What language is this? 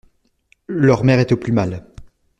French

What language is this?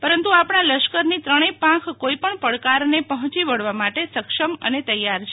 Gujarati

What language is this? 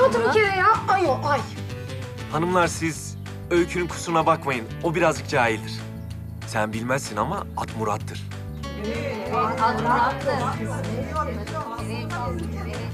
Turkish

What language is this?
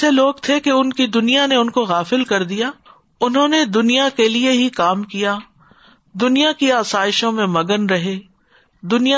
Urdu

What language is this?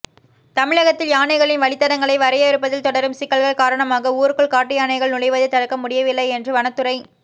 Tamil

